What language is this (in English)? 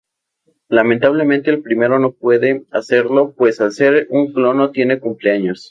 Spanish